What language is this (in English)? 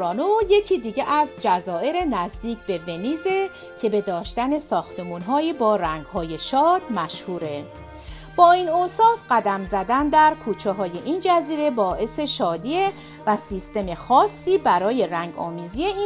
Persian